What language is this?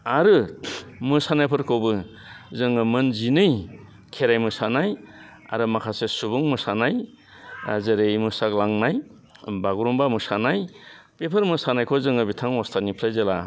Bodo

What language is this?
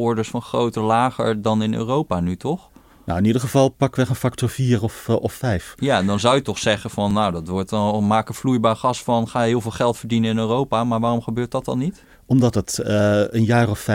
Dutch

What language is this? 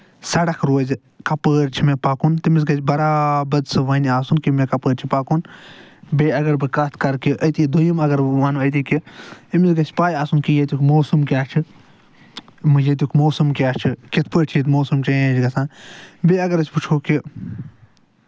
Kashmiri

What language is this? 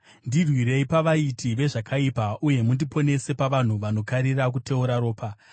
Shona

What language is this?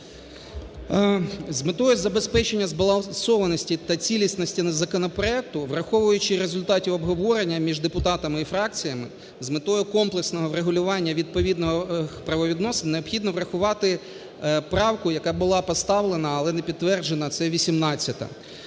Ukrainian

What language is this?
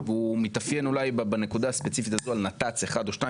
Hebrew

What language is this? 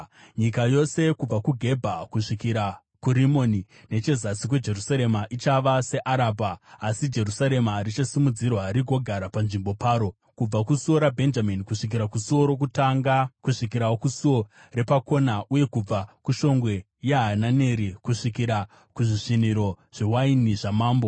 Shona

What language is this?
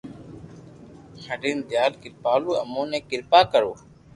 Loarki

